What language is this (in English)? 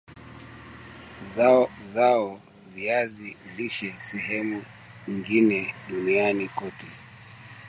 Swahili